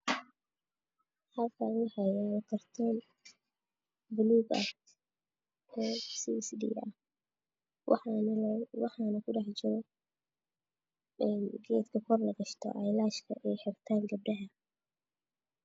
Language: Somali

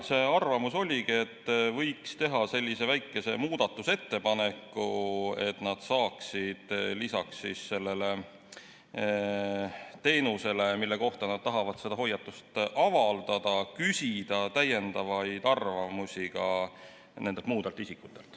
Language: Estonian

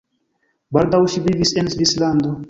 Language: Esperanto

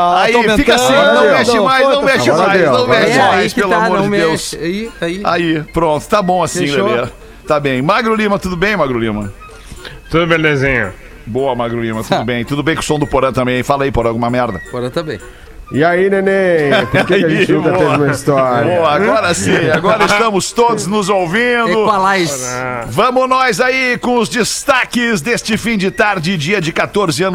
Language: Portuguese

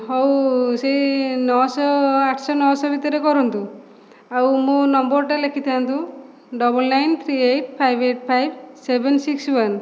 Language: Odia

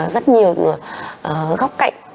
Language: Vietnamese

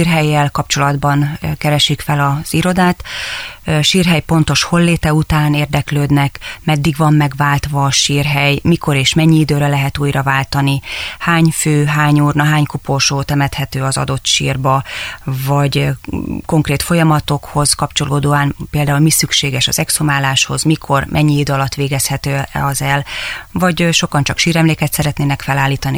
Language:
Hungarian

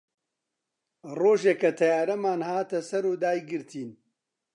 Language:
Central Kurdish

